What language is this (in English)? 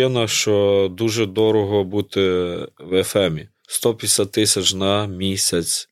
Ukrainian